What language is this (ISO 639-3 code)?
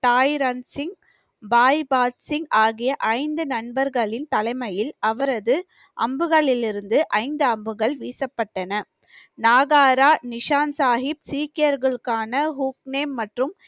tam